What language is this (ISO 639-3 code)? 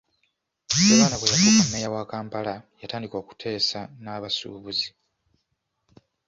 lug